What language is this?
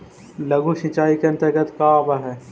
Magahi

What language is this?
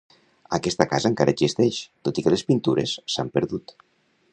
Catalan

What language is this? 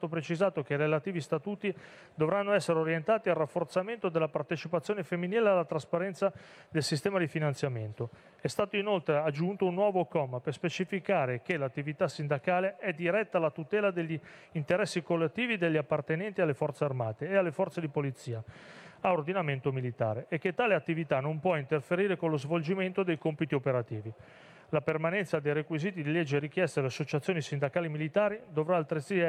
Italian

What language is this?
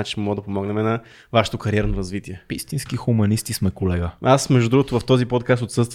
Bulgarian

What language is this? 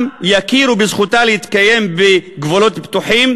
Hebrew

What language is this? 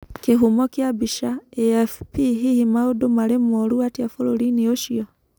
Kikuyu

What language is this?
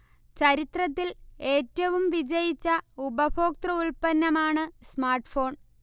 Malayalam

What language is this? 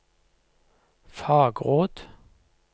Norwegian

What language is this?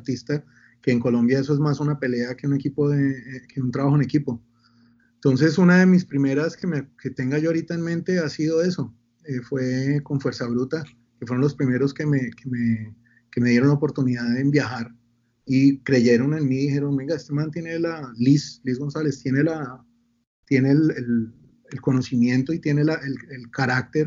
Spanish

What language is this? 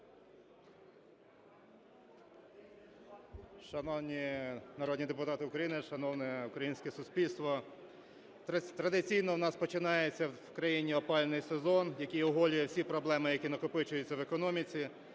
Ukrainian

